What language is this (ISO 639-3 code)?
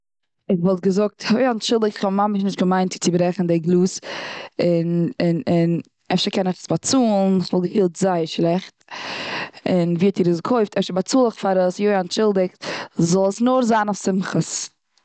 yid